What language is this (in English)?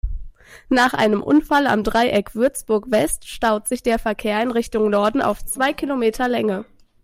German